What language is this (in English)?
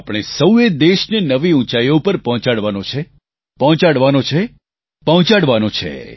Gujarati